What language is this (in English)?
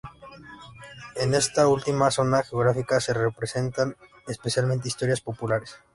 Spanish